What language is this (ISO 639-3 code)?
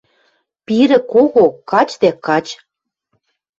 mrj